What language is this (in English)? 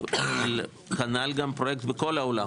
Hebrew